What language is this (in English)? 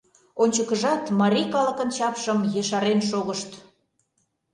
Mari